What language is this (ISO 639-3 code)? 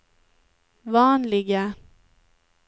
swe